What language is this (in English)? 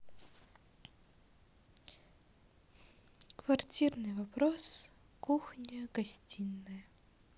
Russian